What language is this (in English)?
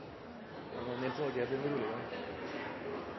Norwegian Bokmål